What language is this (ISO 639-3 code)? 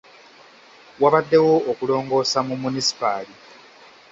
lug